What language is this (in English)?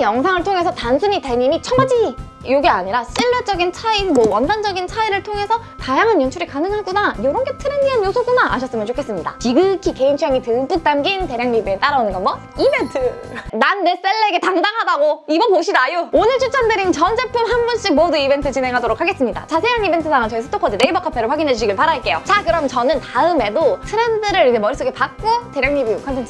Korean